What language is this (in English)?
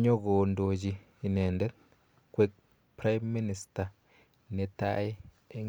Kalenjin